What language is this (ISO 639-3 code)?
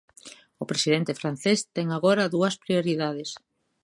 glg